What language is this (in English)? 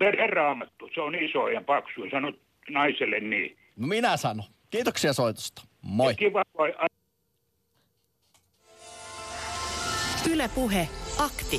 Finnish